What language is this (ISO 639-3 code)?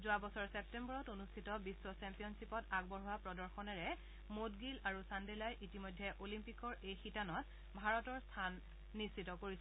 asm